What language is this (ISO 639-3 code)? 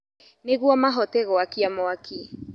kik